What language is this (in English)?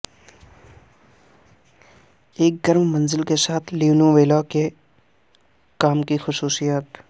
Urdu